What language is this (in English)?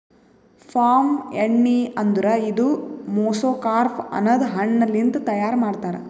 Kannada